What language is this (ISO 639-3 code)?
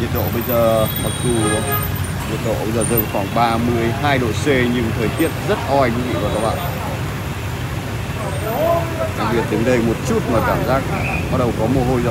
vie